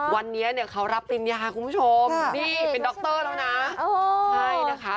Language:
Thai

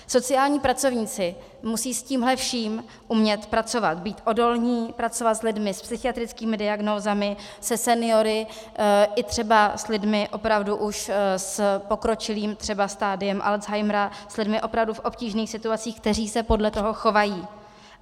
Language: Czech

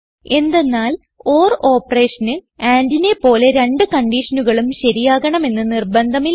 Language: Malayalam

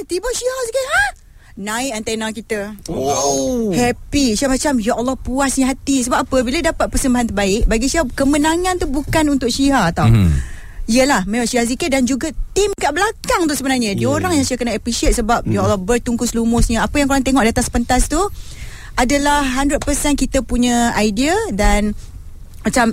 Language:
Malay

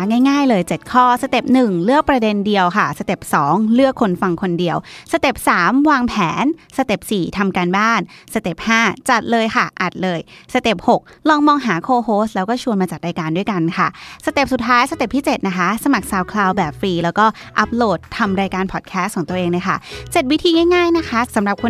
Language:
Thai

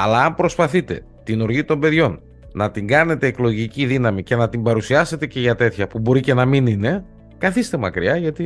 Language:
Greek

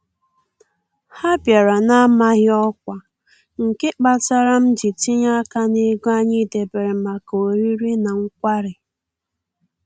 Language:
Igbo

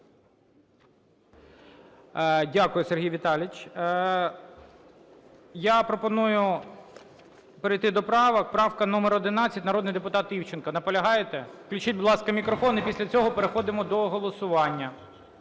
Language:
Ukrainian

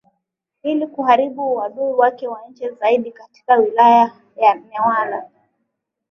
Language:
Swahili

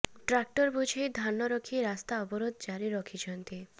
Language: Odia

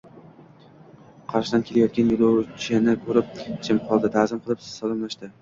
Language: Uzbek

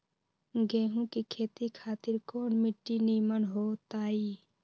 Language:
Magahi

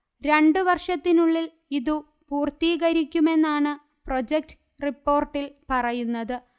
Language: Malayalam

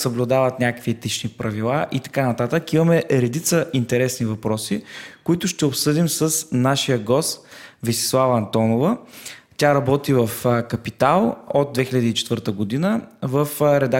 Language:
Bulgarian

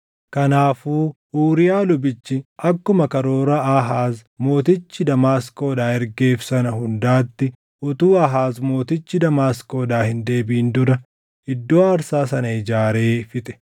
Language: Oromo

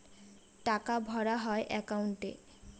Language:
Bangla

